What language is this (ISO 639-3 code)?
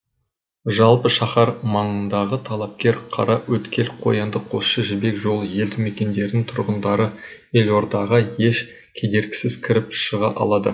kaz